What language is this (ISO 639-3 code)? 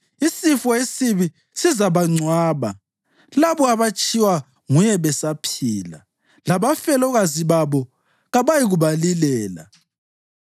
nde